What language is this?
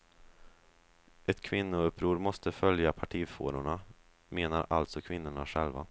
Swedish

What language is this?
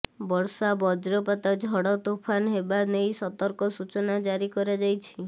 Odia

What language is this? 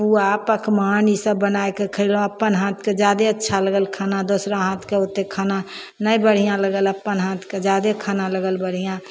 Maithili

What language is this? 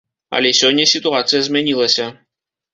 Belarusian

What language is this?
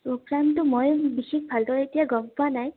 Assamese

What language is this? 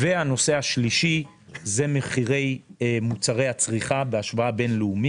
Hebrew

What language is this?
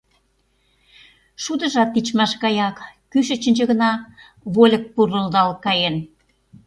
Mari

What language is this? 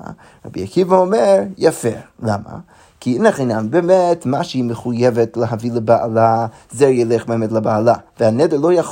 Hebrew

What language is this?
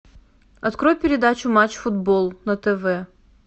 Russian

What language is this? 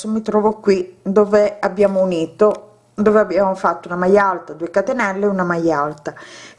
Italian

